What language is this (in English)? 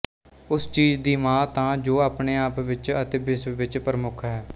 Punjabi